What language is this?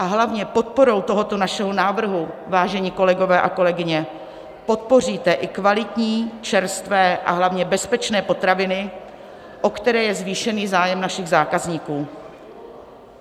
Czech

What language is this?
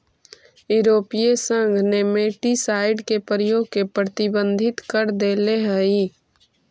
Magahi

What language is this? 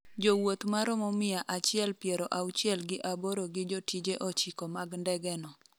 Luo (Kenya and Tanzania)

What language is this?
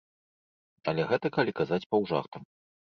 Belarusian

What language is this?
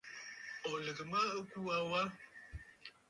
Bafut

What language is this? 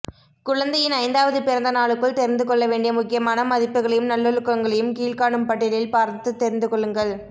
Tamil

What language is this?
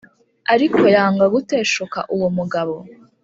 Kinyarwanda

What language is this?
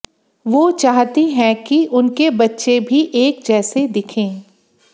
Hindi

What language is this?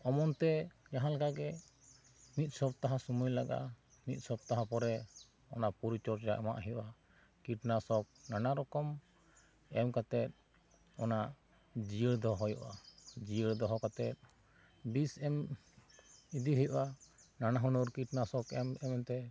Santali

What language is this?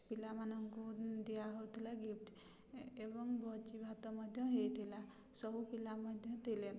Odia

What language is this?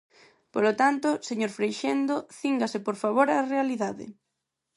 Galician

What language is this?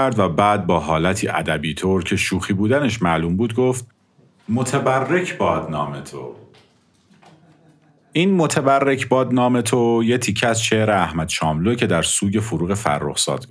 Persian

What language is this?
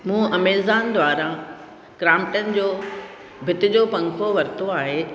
Sindhi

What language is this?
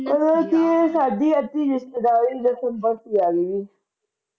Punjabi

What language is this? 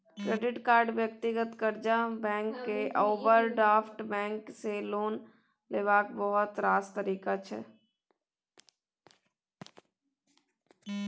Maithili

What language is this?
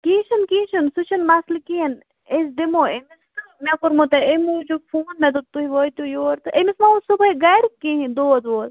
Kashmiri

